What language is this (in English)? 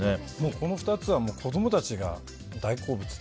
Japanese